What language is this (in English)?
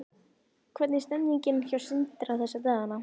Icelandic